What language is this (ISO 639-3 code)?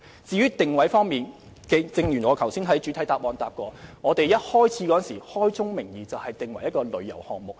yue